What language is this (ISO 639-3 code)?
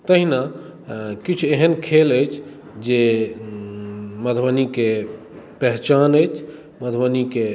mai